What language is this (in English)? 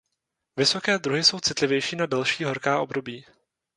Czech